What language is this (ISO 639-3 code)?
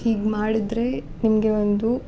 kan